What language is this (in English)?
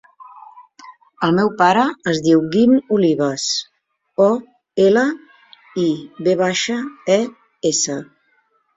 Catalan